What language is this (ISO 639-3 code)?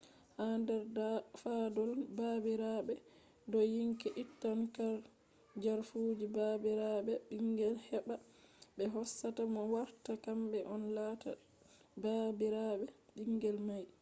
ful